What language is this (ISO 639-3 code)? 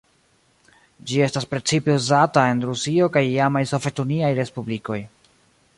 epo